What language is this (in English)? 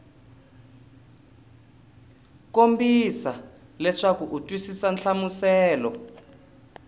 Tsonga